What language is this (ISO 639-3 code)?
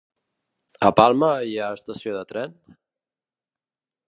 cat